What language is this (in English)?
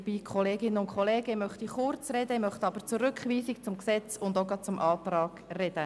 Swiss German